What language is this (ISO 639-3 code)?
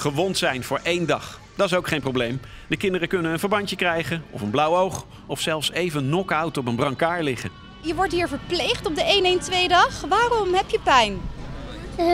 nld